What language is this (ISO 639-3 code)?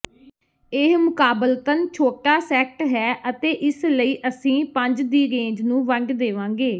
pan